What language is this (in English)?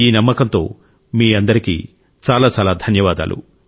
Telugu